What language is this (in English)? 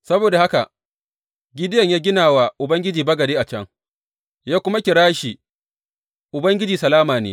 Hausa